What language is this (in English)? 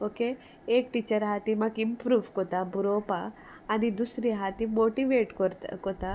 Konkani